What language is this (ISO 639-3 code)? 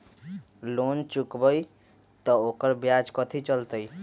mag